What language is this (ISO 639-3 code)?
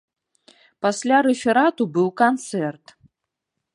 bel